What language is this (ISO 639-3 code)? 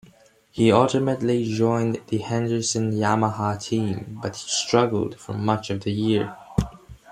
eng